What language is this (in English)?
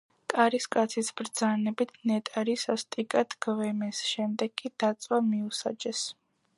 Georgian